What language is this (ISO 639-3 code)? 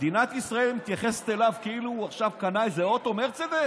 heb